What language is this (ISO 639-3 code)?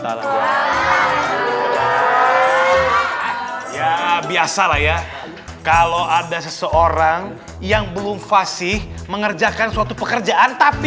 ind